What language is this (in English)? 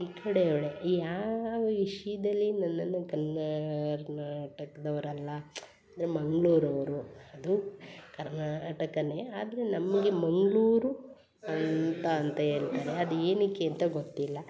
Kannada